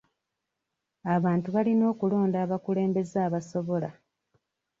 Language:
Ganda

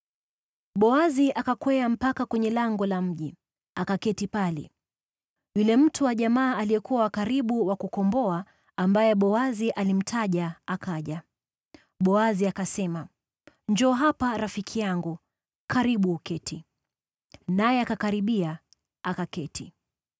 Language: Swahili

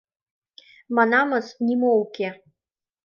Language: Mari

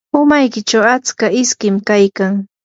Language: Yanahuanca Pasco Quechua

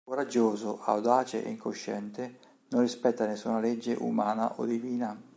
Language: Italian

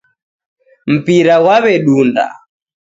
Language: Taita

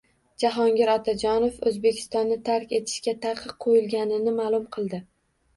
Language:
Uzbek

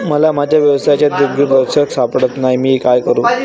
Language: Marathi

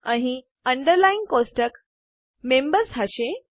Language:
Gujarati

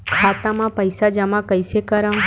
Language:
Chhattisgarhi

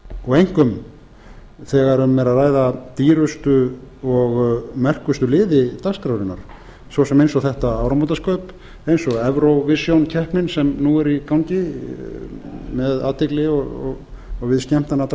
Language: Icelandic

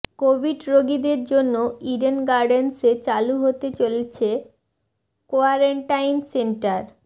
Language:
Bangla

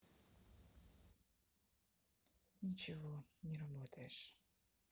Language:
Russian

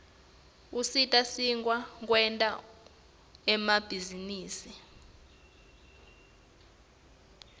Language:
Swati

